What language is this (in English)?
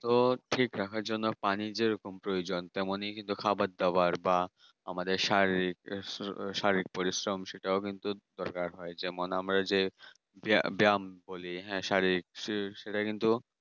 Bangla